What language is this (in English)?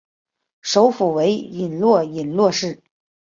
Chinese